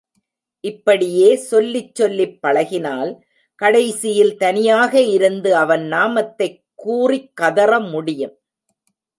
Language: Tamil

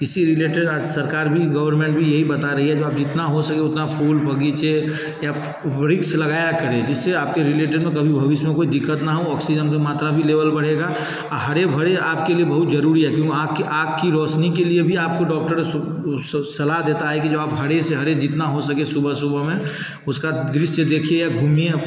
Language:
Hindi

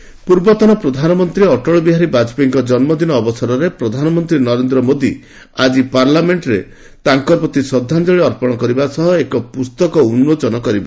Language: Odia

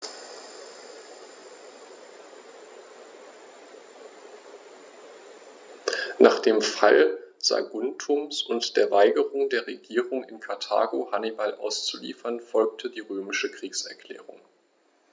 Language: German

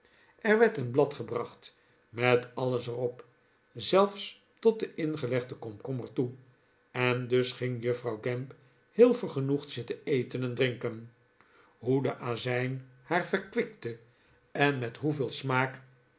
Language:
Dutch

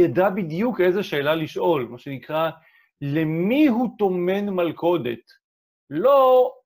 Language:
Hebrew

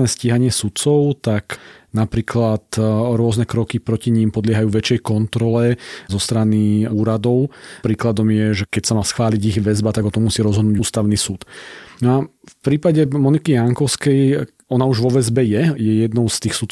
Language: Slovak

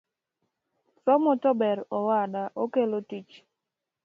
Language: Luo (Kenya and Tanzania)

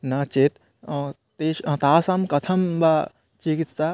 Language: Sanskrit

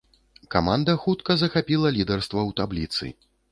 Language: Belarusian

